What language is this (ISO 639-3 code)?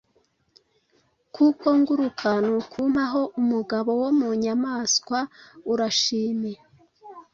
kin